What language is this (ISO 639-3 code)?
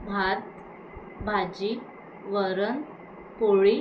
mar